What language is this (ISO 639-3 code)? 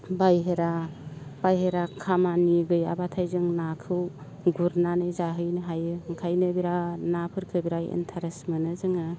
brx